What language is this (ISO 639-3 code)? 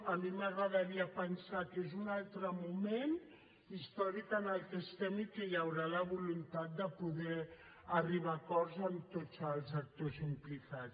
cat